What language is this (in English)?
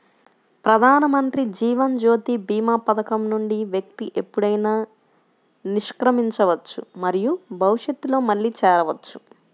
Telugu